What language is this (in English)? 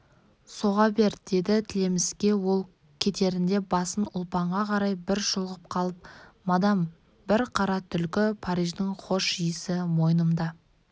Kazakh